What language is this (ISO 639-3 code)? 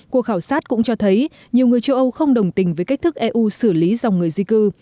vie